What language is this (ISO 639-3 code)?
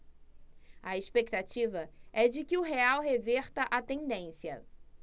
por